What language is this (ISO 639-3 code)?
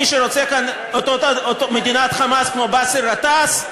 heb